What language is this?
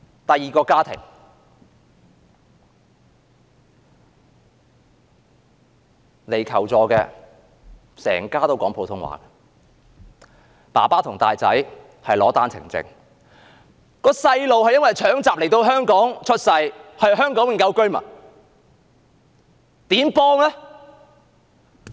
Cantonese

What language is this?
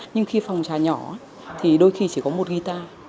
Vietnamese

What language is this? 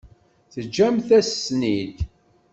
Kabyle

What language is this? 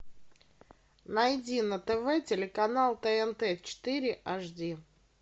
Russian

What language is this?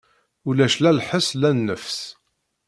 Kabyle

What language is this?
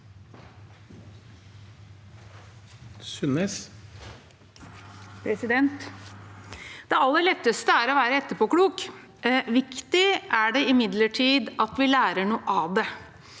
Norwegian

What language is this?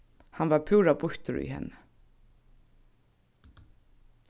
Faroese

